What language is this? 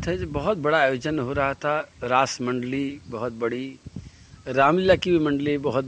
Hindi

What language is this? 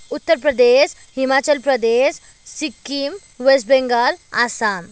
Nepali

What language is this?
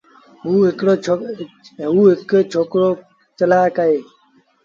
Sindhi Bhil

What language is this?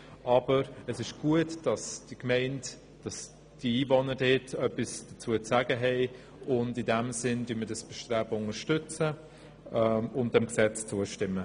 Swiss German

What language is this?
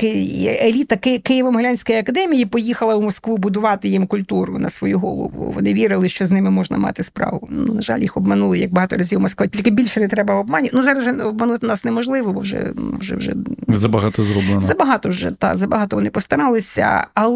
Ukrainian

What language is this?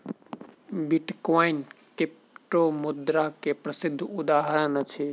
Maithili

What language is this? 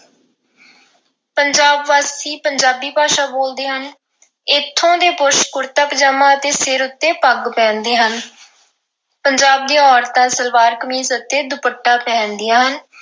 Punjabi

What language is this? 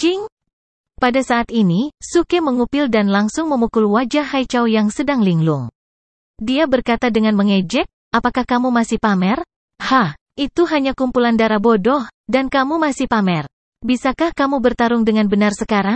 Indonesian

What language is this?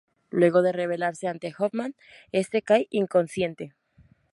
Spanish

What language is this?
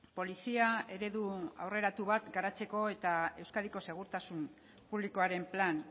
Basque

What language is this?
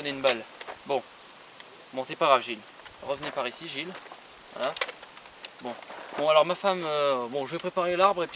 French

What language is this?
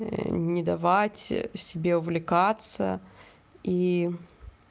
Russian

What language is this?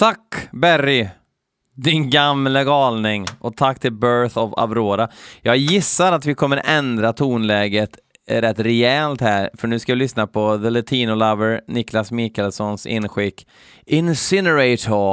Swedish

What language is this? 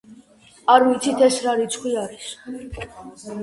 Georgian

